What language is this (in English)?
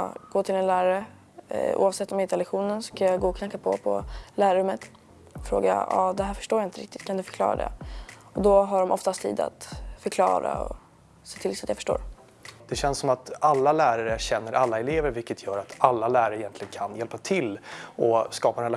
Swedish